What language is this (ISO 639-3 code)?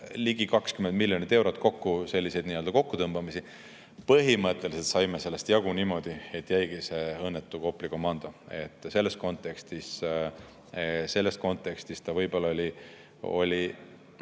est